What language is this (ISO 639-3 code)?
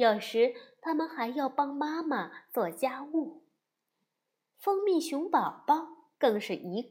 zho